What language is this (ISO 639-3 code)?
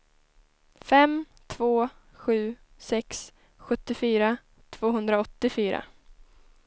swe